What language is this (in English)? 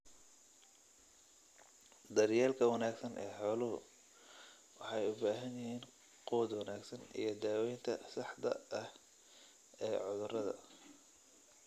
Somali